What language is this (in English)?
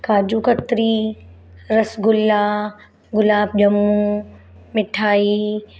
Sindhi